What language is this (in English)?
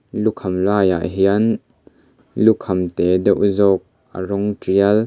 Mizo